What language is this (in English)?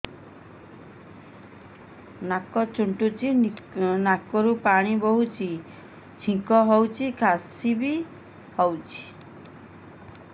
Odia